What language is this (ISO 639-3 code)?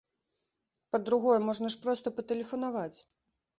bel